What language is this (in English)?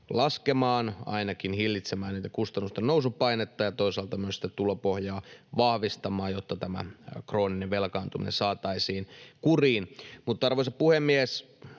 Finnish